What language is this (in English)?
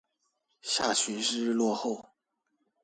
Chinese